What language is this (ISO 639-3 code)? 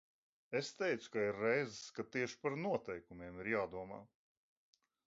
lav